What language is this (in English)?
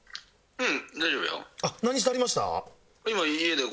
Japanese